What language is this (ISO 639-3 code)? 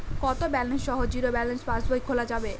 ben